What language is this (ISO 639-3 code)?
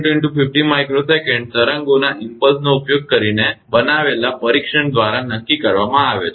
guj